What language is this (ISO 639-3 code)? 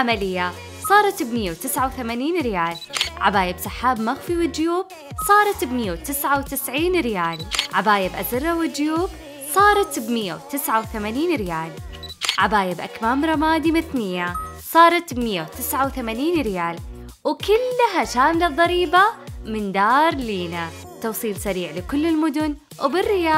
ara